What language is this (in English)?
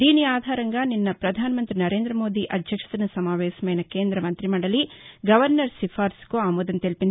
Telugu